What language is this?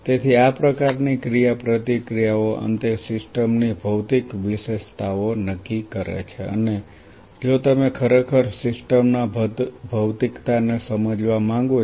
Gujarati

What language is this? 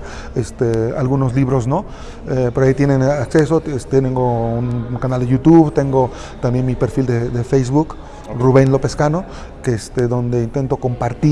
Spanish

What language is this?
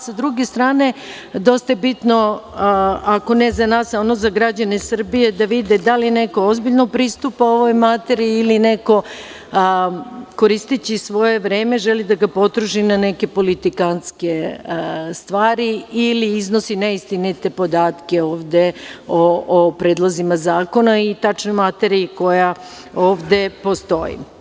Serbian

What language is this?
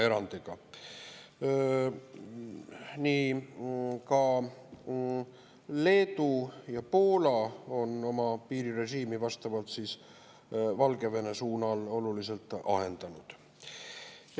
Estonian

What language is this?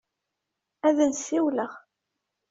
Kabyle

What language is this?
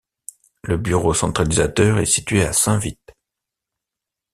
French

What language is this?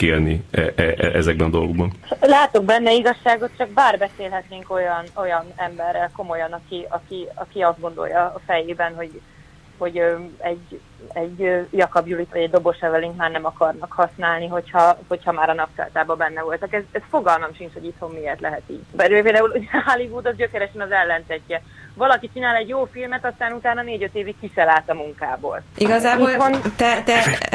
Hungarian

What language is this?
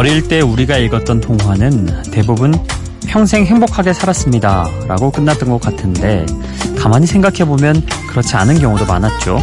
Korean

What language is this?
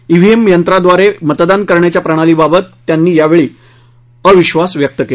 Marathi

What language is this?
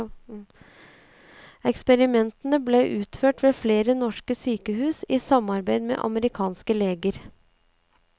Norwegian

